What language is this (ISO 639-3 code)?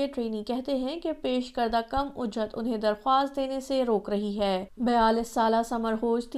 urd